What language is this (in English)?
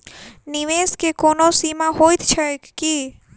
Maithili